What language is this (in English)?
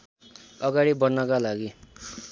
Nepali